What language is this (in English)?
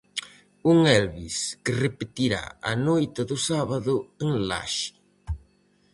Galician